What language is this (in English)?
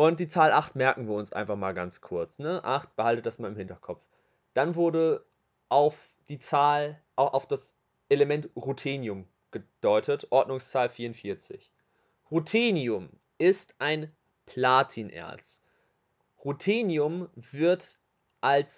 German